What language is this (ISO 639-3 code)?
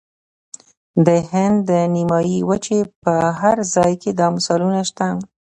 pus